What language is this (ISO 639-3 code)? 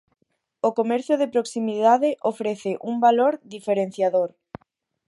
glg